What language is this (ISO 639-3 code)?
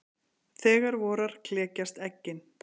isl